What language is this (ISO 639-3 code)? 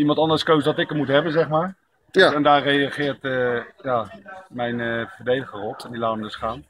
nld